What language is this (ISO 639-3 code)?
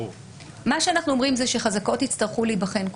heb